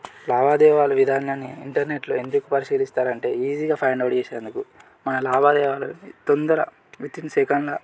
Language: Telugu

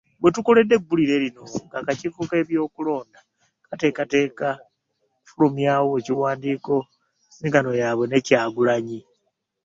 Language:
Ganda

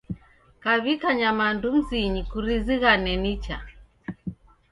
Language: Taita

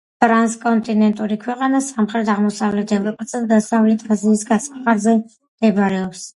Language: Georgian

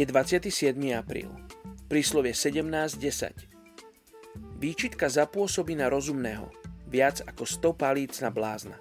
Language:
Slovak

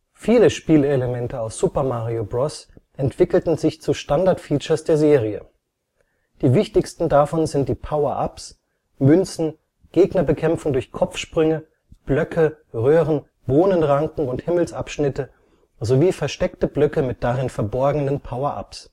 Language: German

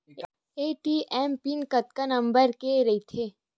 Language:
Chhattisgarhi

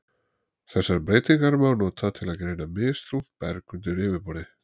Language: Icelandic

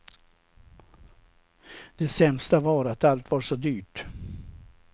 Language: Swedish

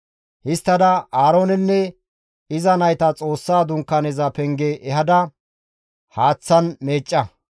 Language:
Gamo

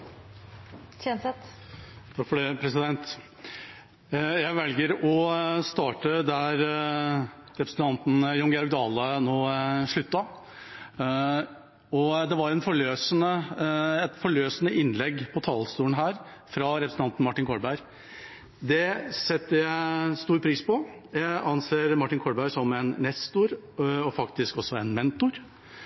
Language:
Norwegian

